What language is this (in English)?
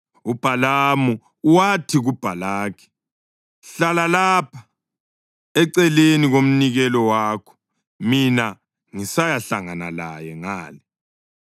North Ndebele